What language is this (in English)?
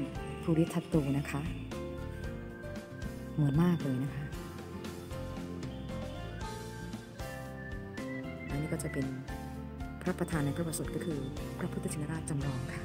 Thai